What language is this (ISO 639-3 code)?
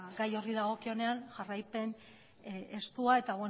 eus